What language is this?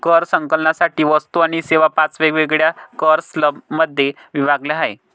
Marathi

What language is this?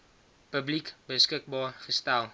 Afrikaans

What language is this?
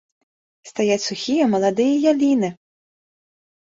Belarusian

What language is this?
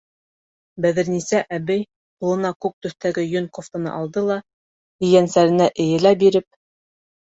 Bashkir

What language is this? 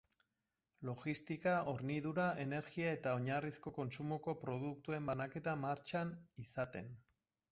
Basque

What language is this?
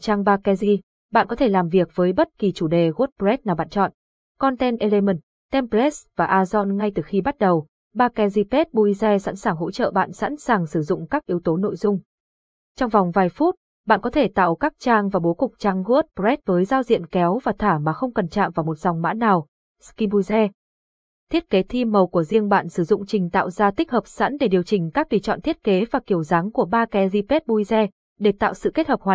Vietnamese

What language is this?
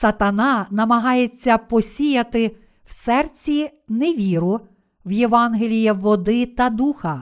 Ukrainian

